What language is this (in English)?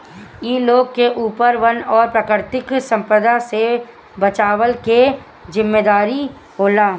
Bhojpuri